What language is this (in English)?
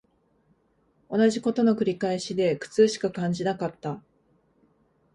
Japanese